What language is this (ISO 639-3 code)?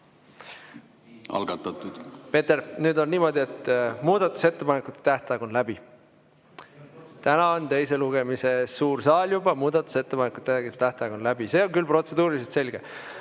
est